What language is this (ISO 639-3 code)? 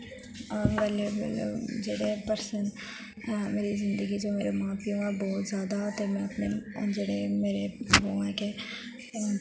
doi